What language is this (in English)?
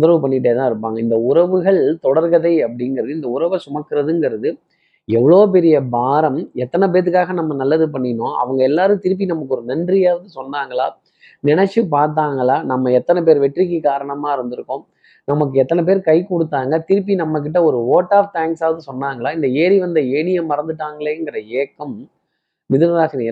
Tamil